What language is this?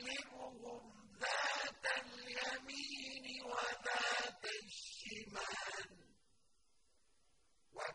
Arabic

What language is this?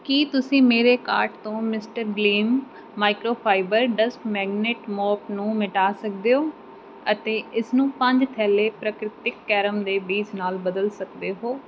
Punjabi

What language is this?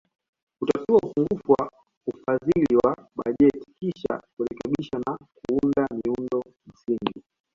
Swahili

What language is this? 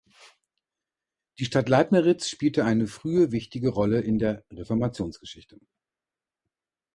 German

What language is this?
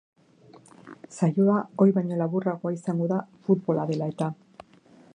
Basque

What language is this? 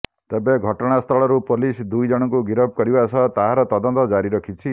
Odia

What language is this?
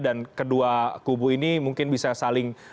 Indonesian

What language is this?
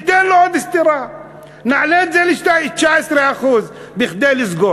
Hebrew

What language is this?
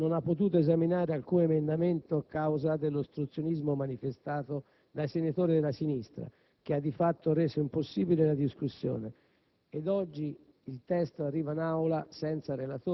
Italian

